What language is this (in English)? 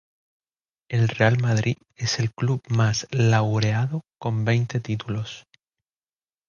Spanish